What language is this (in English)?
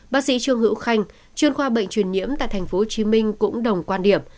Vietnamese